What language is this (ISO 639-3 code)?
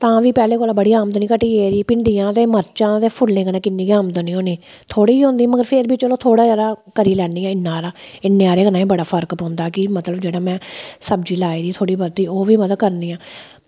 doi